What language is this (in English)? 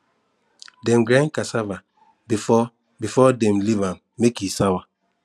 Nigerian Pidgin